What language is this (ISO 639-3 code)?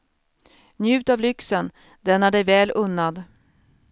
swe